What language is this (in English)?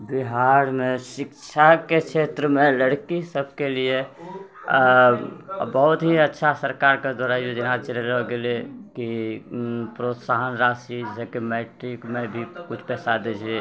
Maithili